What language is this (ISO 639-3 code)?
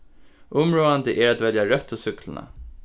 fao